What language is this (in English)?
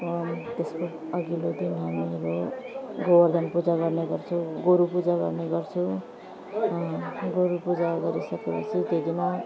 Nepali